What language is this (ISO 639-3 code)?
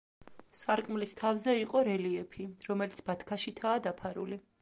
kat